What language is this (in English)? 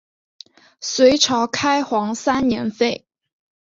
Chinese